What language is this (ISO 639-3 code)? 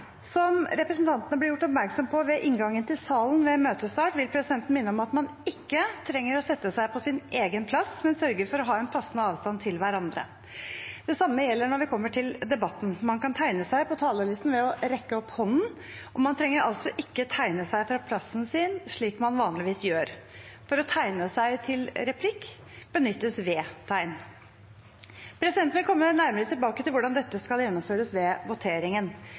nob